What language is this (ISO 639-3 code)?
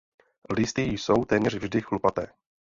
ces